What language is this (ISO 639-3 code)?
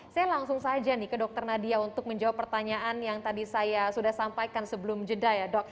ind